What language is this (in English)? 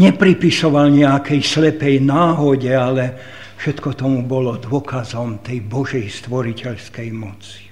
Slovak